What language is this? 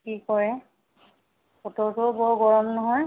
Assamese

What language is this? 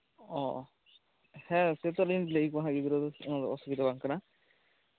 Santali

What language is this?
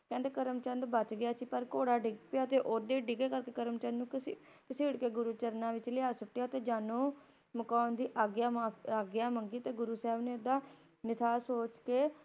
Punjabi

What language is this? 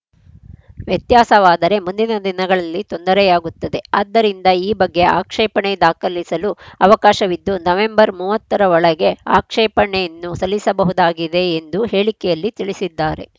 Kannada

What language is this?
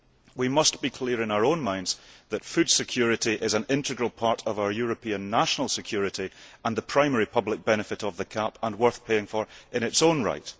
English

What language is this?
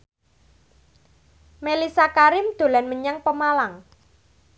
Javanese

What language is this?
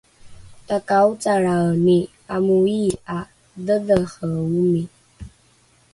Rukai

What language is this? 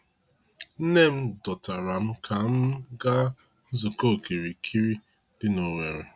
Igbo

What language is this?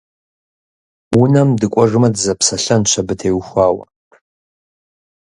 Kabardian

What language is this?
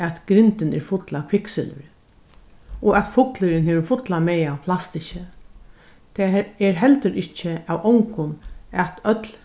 Faroese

